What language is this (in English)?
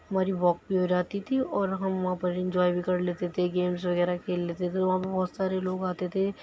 Urdu